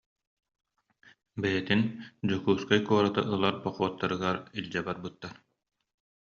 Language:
Yakut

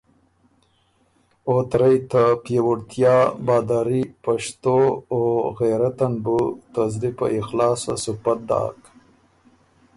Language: Ormuri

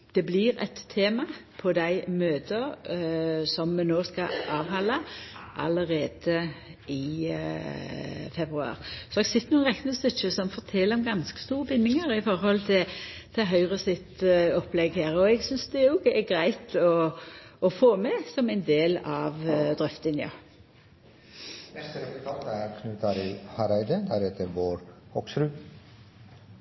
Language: Norwegian Nynorsk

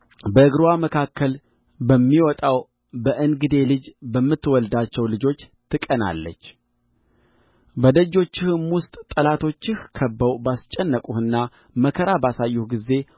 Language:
Amharic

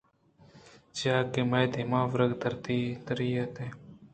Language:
Eastern Balochi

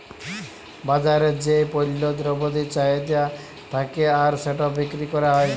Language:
Bangla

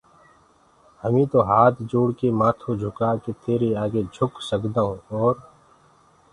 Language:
Gurgula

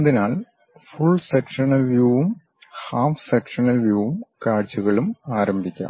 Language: Malayalam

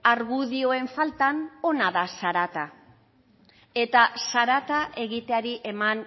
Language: Basque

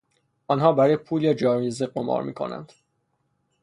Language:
Persian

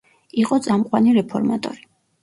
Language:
Georgian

